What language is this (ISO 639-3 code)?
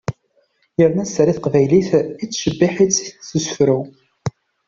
kab